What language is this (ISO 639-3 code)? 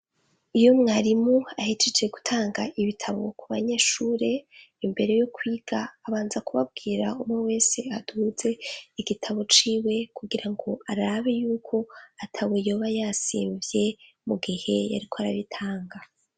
run